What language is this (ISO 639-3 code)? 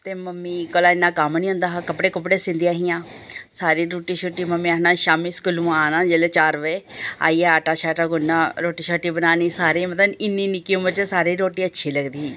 doi